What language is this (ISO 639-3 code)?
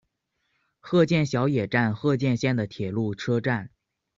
zho